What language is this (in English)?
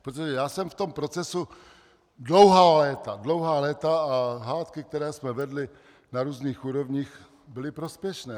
Czech